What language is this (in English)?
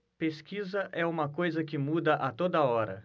Portuguese